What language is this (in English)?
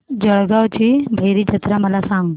Marathi